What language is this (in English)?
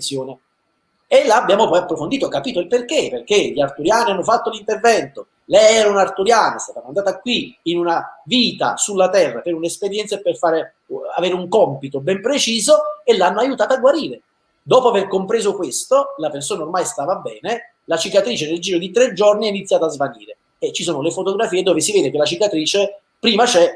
Italian